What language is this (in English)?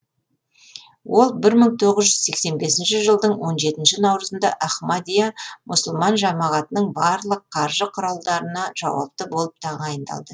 Kazakh